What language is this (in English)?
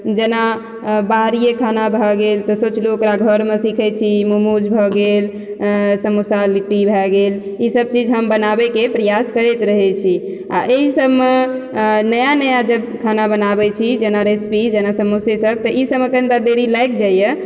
Maithili